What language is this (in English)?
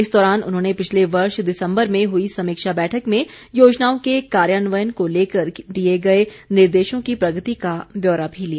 Hindi